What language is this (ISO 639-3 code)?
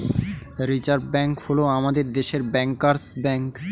ben